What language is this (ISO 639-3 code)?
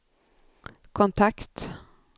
swe